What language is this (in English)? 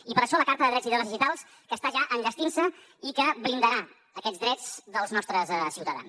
Catalan